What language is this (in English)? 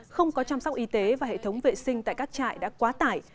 Vietnamese